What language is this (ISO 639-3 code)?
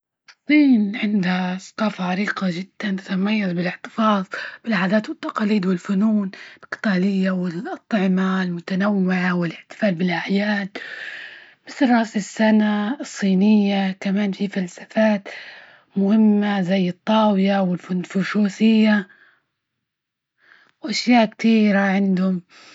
ayl